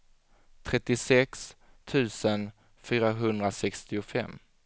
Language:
Swedish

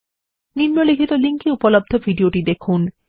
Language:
Bangla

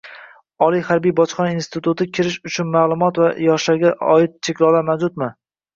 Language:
Uzbek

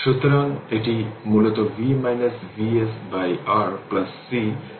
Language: Bangla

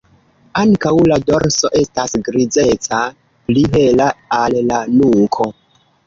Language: Esperanto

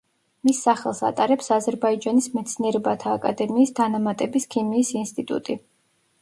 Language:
Georgian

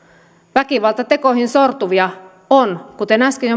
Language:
Finnish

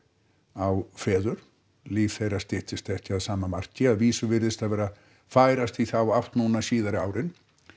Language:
Icelandic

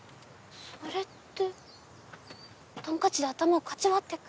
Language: Japanese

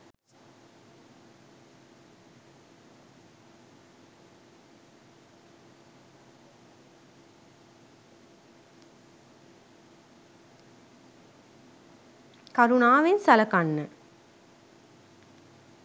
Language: Sinhala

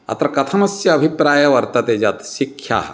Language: Sanskrit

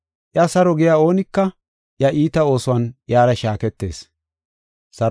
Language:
Gofa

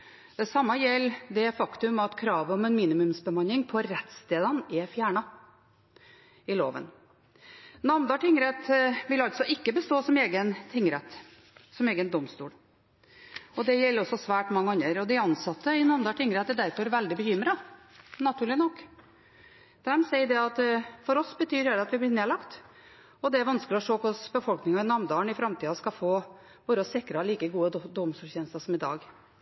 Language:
Norwegian Bokmål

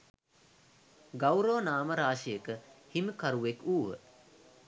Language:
Sinhala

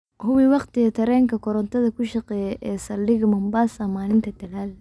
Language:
Somali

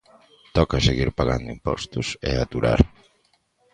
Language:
Galician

